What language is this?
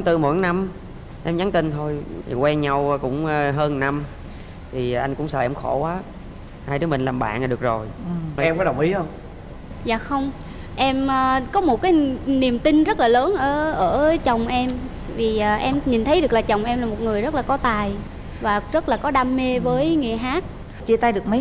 Vietnamese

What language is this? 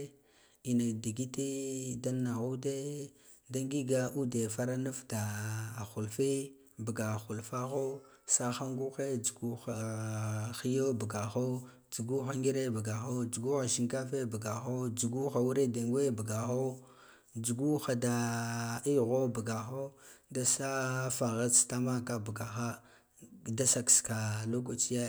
Guduf-Gava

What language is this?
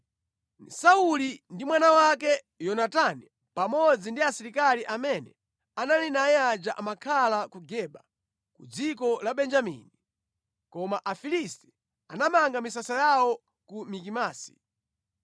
Nyanja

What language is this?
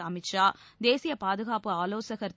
Tamil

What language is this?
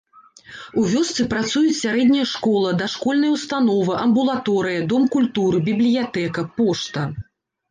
Belarusian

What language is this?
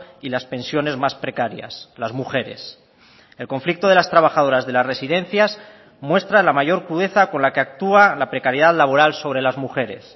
Spanish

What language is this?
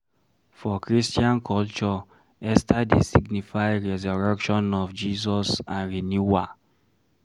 Nigerian Pidgin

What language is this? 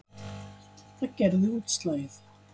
Icelandic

